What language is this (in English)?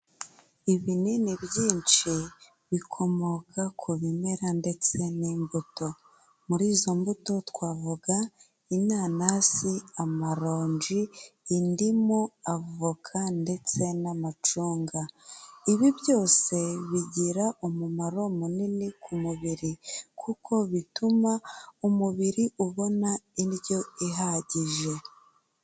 Kinyarwanda